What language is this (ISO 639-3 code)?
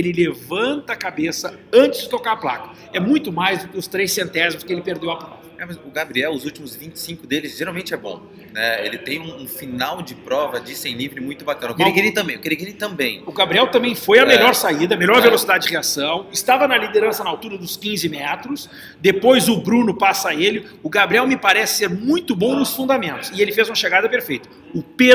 por